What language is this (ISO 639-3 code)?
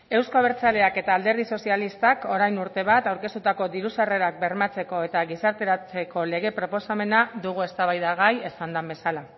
eus